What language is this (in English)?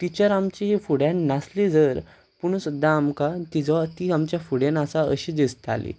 Konkani